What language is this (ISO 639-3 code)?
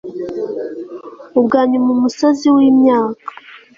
kin